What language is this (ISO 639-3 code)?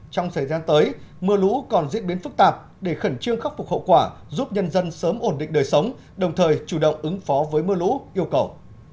vie